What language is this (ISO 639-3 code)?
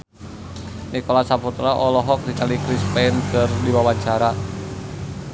sun